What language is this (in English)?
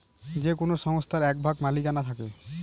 Bangla